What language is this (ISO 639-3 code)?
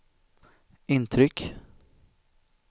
swe